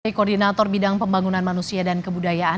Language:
Indonesian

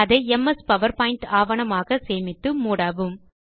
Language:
Tamil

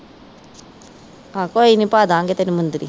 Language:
Punjabi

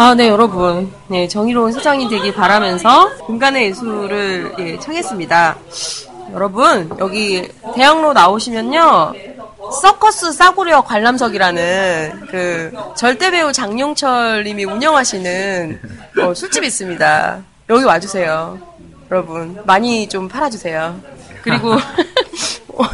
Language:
Korean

